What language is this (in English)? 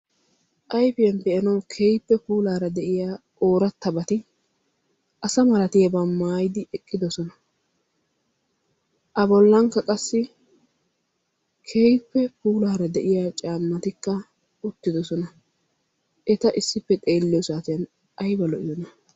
Wolaytta